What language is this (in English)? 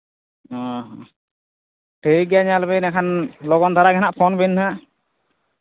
Santali